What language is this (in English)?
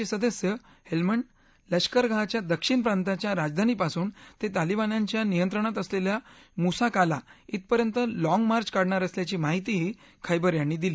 Marathi